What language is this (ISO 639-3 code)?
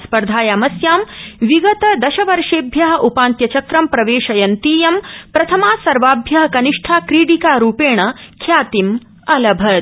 san